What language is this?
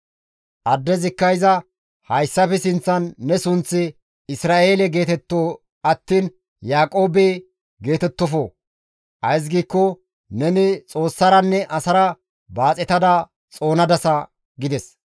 Gamo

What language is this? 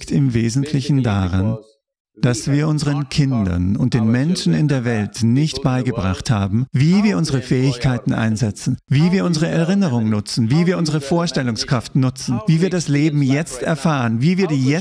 German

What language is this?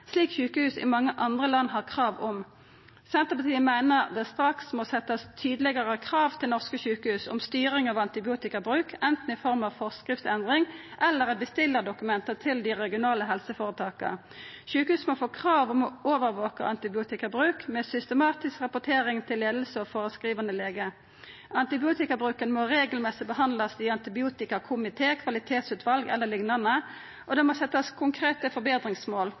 Norwegian Nynorsk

